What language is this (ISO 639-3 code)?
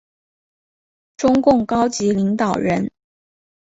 zho